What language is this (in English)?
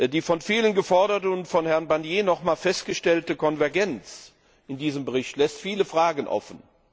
German